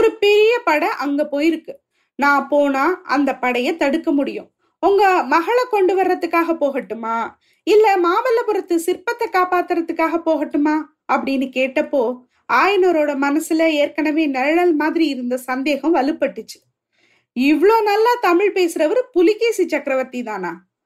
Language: Tamil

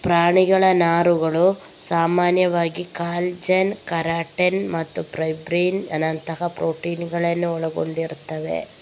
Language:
Kannada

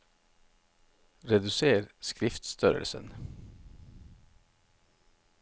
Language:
Norwegian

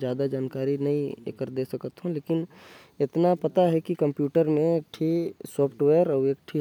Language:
Korwa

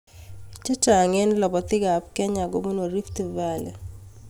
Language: Kalenjin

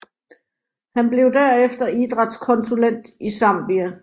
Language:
Danish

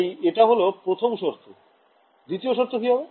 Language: Bangla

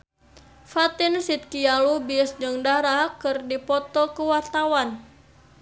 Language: Sundanese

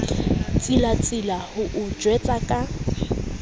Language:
Southern Sotho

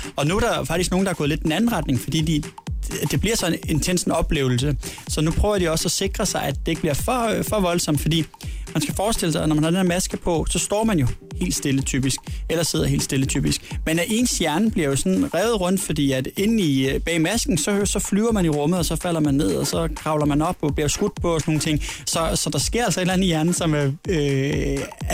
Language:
Danish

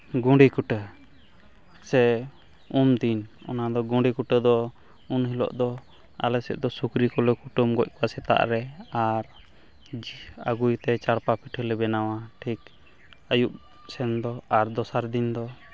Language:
Santali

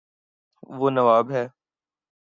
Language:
Urdu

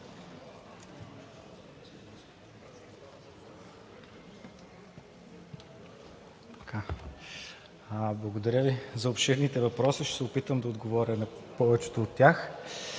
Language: Bulgarian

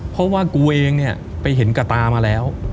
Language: Thai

